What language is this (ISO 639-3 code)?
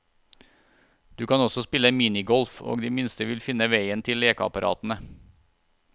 nor